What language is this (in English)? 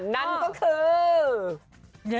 Thai